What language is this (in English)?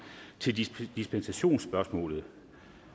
Danish